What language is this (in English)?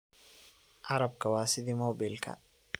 Somali